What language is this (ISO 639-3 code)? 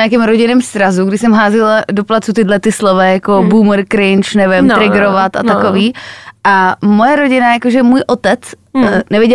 ces